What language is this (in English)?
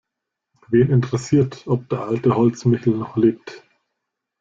German